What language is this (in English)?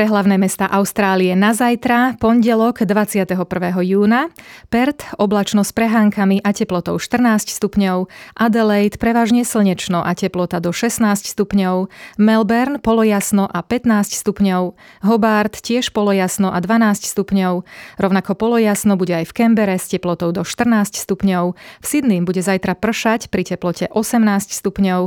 Slovak